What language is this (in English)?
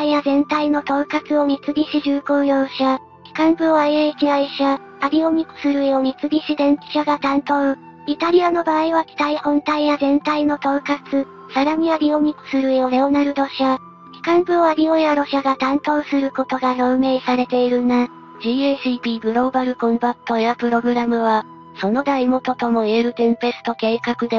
Japanese